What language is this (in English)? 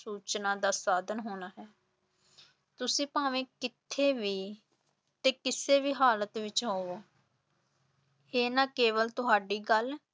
Punjabi